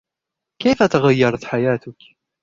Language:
Arabic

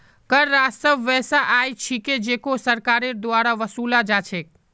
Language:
Magahi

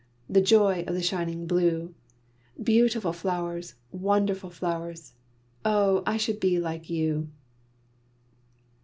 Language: English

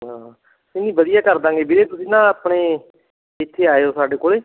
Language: Punjabi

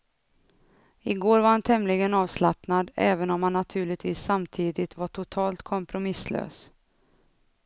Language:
Swedish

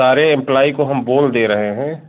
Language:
Hindi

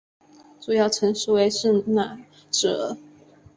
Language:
Chinese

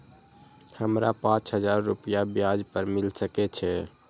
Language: Maithili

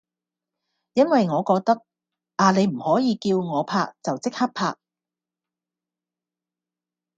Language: Cantonese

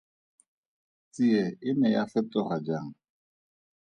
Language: Tswana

